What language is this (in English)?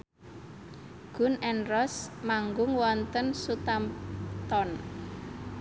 Javanese